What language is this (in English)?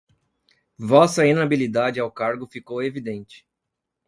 Portuguese